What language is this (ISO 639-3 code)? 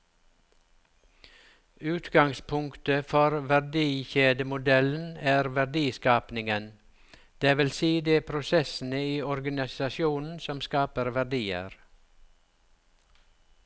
nor